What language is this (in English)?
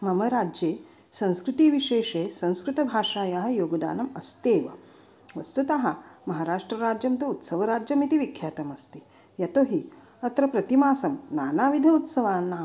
Sanskrit